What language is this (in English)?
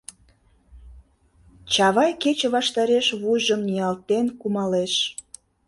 Mari